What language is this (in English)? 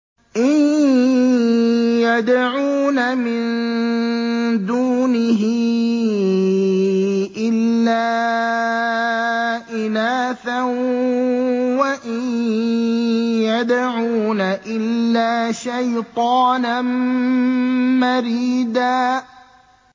Arabic